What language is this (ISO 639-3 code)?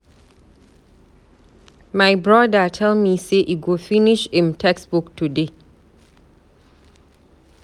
pcm